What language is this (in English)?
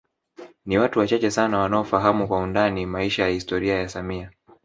Swahili